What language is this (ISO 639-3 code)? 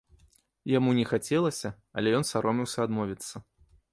bel